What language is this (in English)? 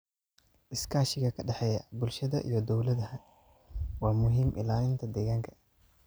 Somali